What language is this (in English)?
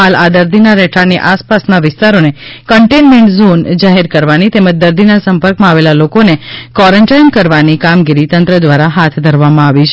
Gujarati